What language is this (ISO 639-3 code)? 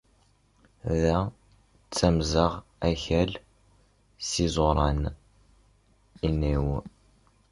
kab